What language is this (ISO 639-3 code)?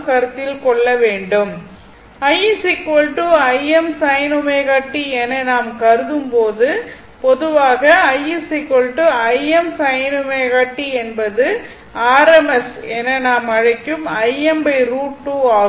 tam